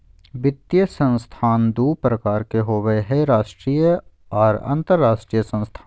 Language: Magahi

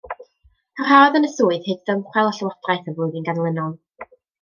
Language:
Welsh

